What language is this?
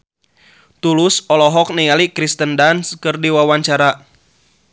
Sundanese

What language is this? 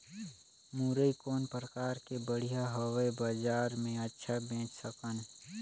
Chhattisgarhi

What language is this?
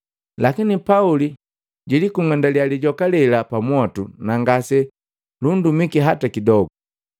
Matengo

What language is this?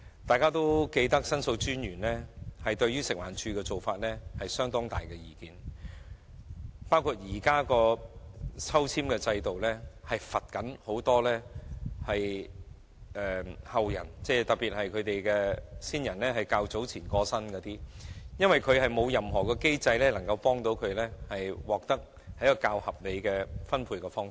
Cantonese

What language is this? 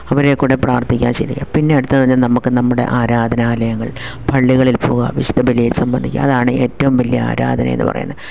Malayalam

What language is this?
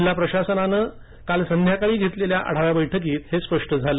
Marathi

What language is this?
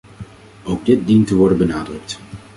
Dutch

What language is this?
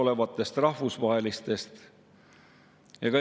Estonian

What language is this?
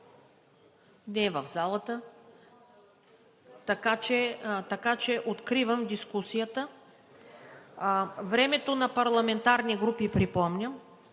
Bulgarian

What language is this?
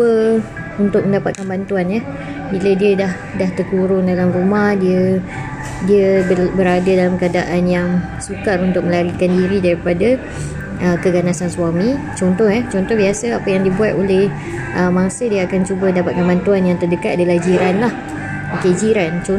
Malay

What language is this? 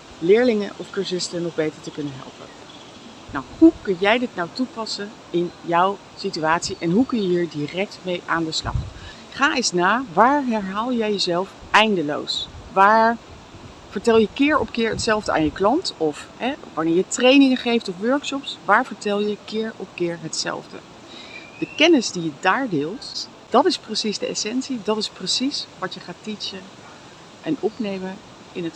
Dutch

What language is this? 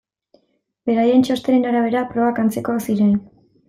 Basque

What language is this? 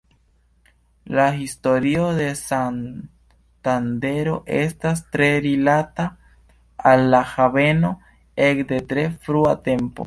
Esperanto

